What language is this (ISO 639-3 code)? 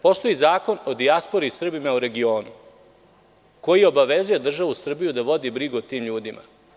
srp